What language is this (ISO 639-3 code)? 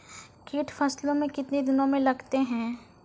mai